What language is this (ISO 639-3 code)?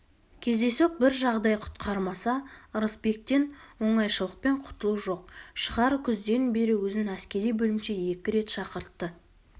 kaz